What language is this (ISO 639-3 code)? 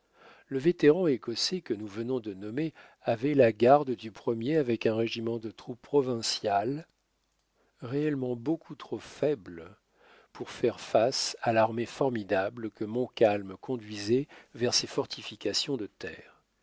fra